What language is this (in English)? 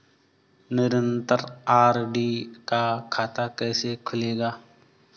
Hindi